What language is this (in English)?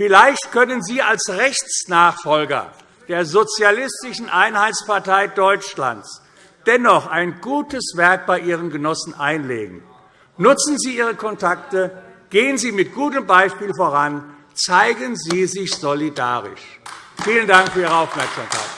German